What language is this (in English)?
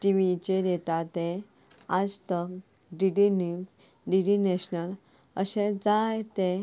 Konkani